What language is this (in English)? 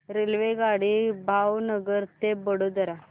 Marathi